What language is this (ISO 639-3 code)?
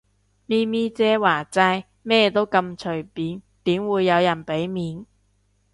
yue